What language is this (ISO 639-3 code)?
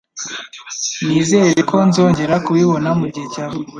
kin